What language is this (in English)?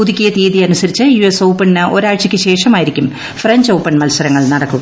Malayalam